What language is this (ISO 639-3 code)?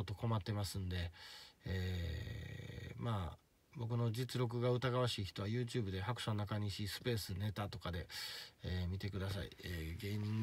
jpn